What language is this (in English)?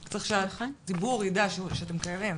Hebrew